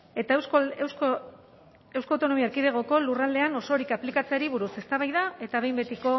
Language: Basque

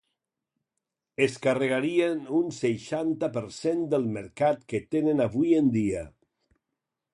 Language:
Catalan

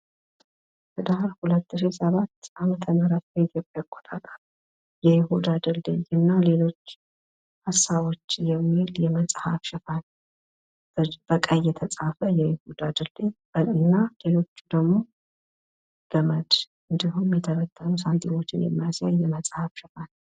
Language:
Amharic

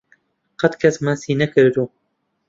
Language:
Central Kurdish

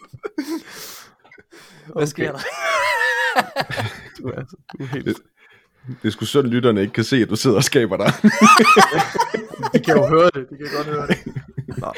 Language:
Danish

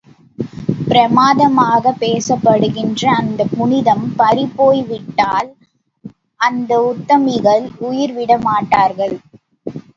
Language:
Tamil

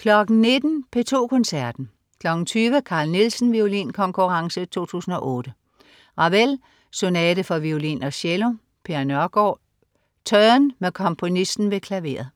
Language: Danish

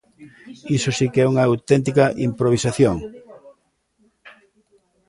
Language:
Galician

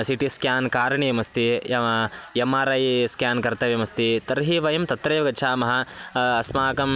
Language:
Sanskrit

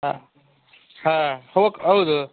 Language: Kannada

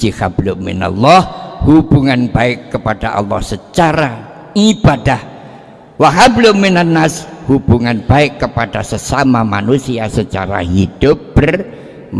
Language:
Indonesian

